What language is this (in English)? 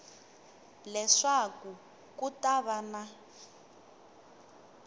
Tsonga